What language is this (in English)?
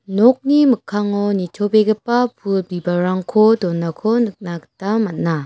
Garo